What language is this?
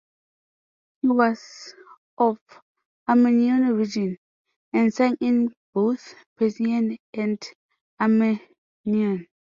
English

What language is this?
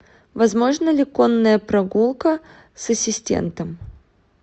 Russian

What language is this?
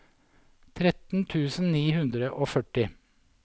Norwegian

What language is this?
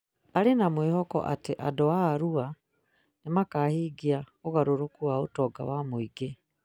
Kikuyu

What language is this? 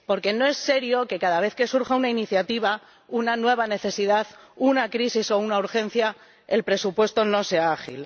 Spanish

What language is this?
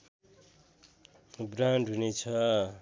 Nepali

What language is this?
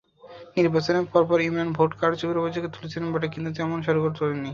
Bangla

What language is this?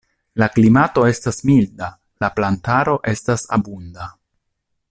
Esperanto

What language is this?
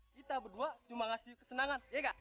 Indonesian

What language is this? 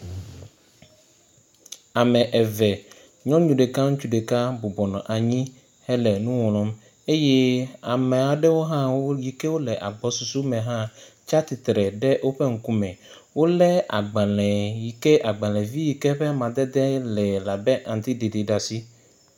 Ewe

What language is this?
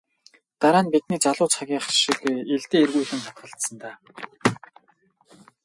Mongolian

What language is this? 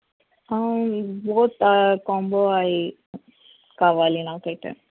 Telugu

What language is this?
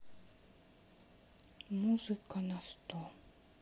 Russian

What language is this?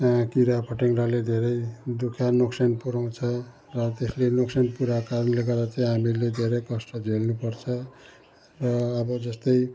Nepali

